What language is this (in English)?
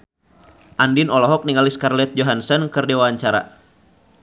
Sundanese